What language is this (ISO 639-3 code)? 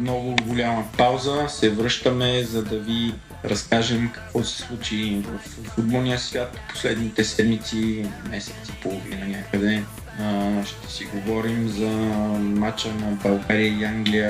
bul